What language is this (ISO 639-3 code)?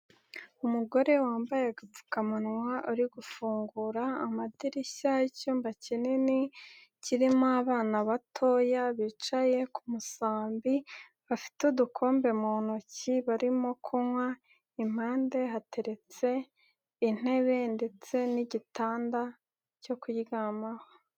kin